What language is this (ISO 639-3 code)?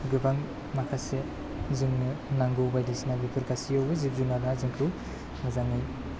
brx